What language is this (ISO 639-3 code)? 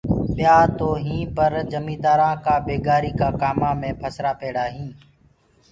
ggg